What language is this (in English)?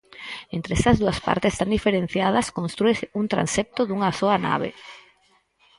Galician